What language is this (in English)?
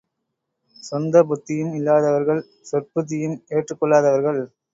Tamil